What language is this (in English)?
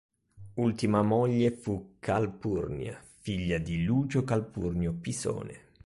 Italian